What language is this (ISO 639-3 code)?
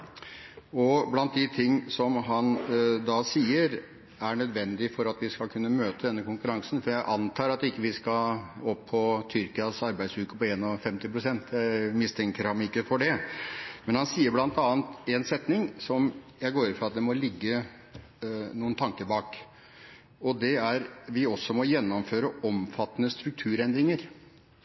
nob